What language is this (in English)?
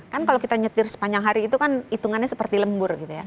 Indonesian